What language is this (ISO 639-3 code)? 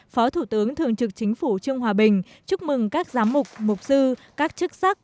vie